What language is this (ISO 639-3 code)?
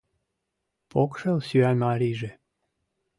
chm